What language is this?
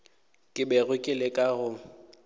Northern Sotho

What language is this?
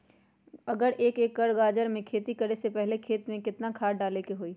Magahi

